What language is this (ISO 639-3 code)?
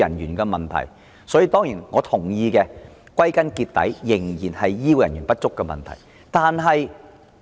yue